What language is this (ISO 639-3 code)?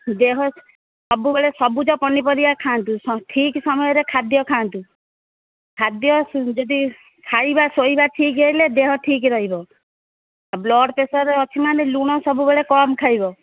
ori